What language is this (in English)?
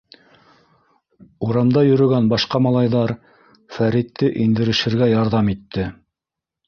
Bashkir